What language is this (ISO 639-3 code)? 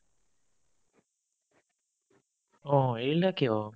asm